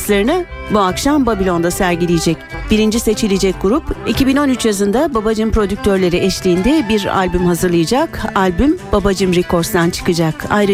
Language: Turkish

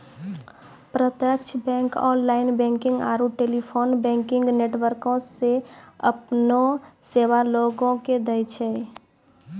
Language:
Maithili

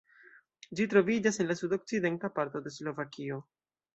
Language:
Esperanto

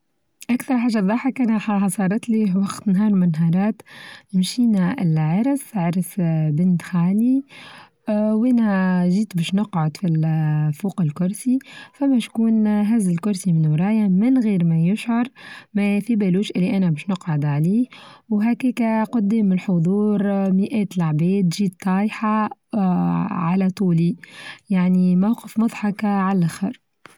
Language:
Tunisian Arabic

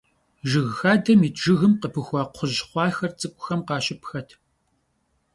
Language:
Kabardian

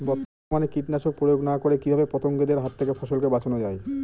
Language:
Bangla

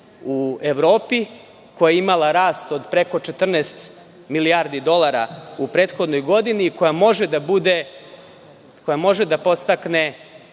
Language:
Serbian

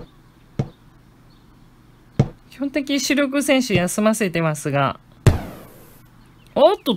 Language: Japanese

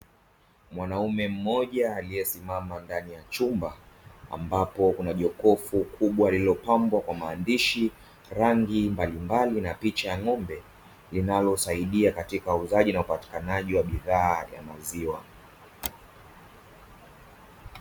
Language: Swahili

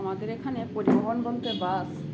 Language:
Bangla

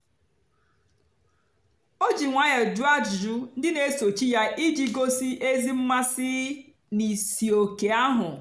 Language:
Igbo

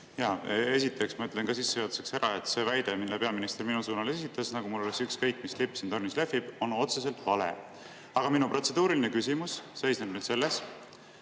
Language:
Estonian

